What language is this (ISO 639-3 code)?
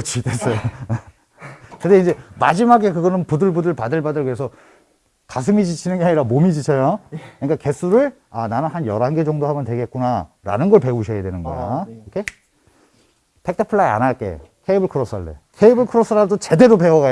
kor